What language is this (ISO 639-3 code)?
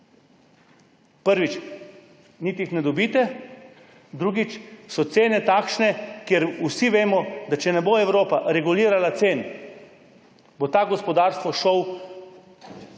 slv